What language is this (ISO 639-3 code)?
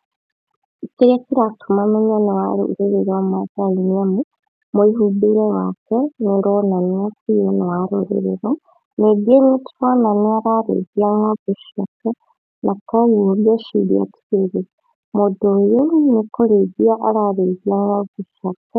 kik